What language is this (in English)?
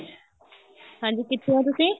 Punjabi